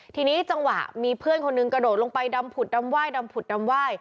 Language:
Thai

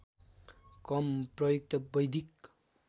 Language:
Nepali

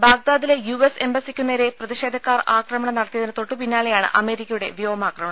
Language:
Malayalam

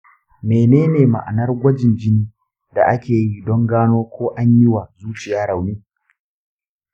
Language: Hausa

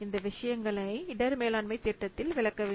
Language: Tamil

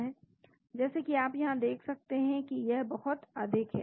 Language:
Hindi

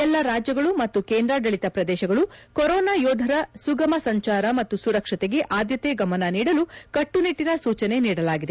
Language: Kannada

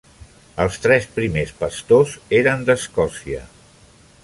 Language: Catalan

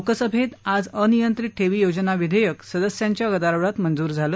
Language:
Marathi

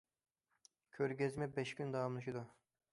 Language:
Uyghur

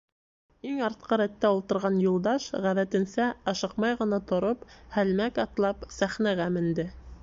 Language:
Bashkir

